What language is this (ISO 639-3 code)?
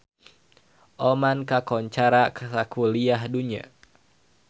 sun